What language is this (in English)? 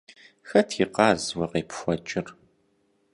Kabardian